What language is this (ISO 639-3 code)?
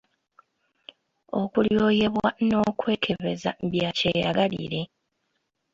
lug